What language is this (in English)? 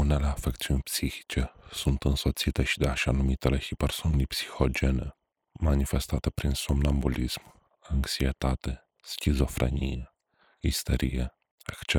Romanian